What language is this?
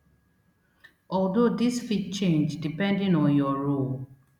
Nigerian Pidgin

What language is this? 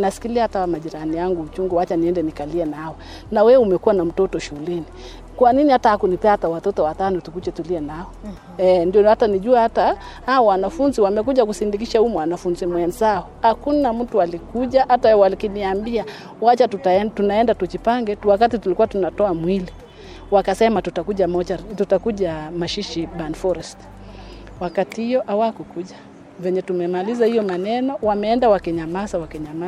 Swahili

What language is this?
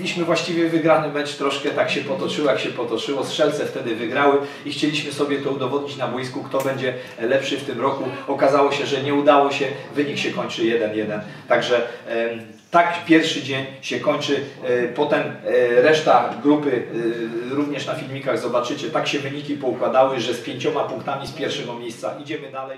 Polish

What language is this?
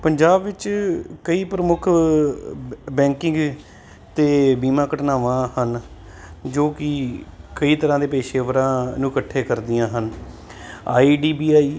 Punjabi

